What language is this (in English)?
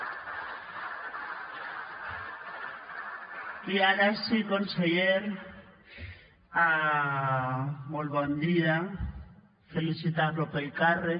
Catalan